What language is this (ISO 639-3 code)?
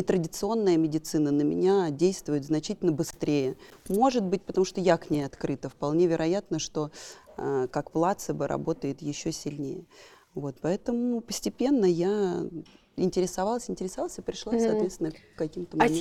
rus